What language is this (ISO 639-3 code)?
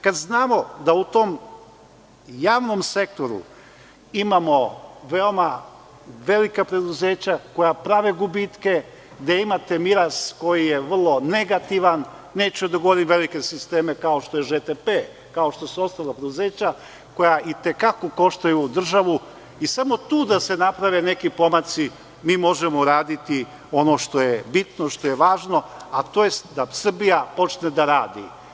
srp